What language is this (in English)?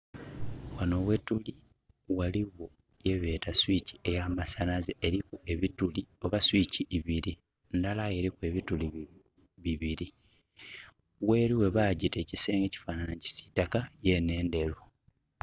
Soga